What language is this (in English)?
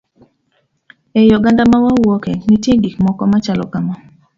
Luo (Kenya and Tanzania)